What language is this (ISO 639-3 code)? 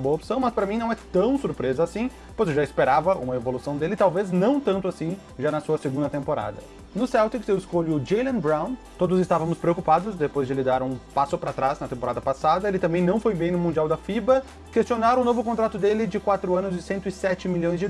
por